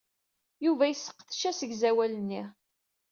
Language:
Kabyle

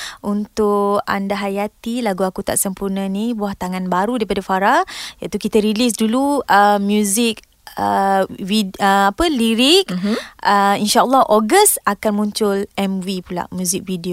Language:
Malay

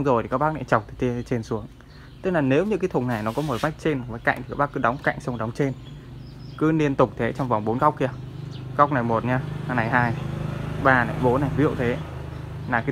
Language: Vietnamese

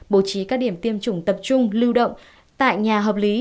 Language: Vietnamese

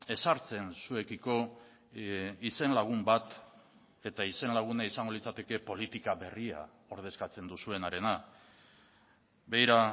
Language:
Basque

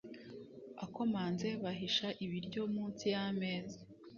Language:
Kinyarwanda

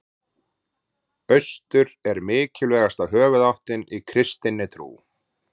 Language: Icelandic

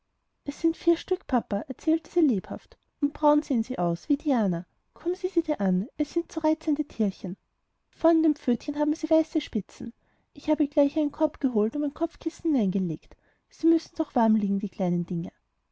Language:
German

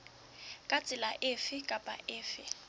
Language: Southern Sotho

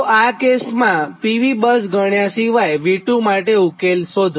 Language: Gujarati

